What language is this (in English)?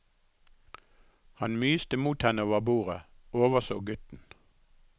Norwegian